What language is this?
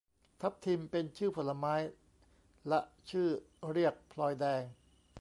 Thai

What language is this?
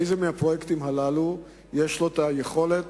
Hebrew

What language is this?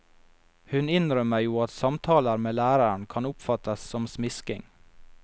Norwegian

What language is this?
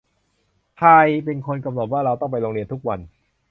Thai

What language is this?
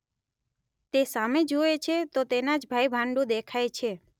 Gujarati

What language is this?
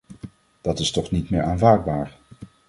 Dutch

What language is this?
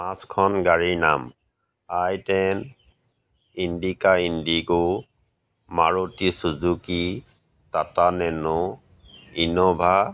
Assamese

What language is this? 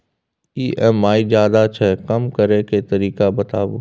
Maithili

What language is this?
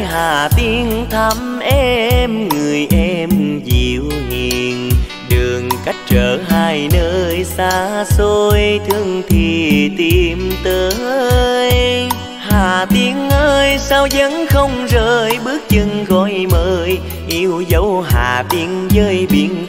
Vietnamese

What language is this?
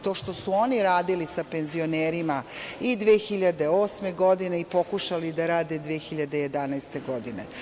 Serbian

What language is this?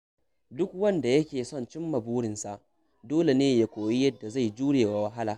Hausa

